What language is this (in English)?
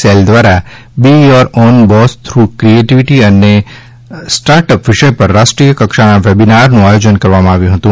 Gujarati